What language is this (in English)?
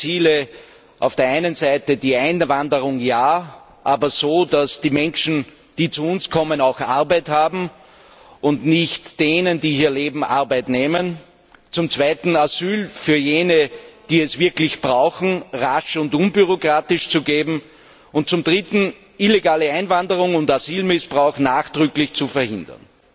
German